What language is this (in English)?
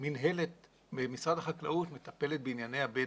Hebrew